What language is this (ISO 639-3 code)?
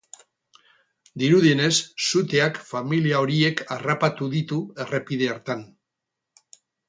eus